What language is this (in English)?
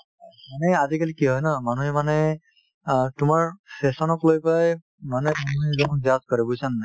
Assamese